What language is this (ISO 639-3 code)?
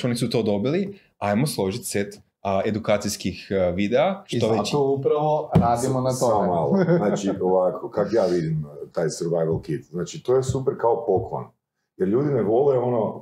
hrv